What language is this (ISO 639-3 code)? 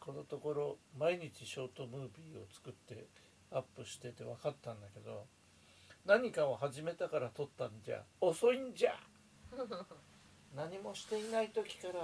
jpn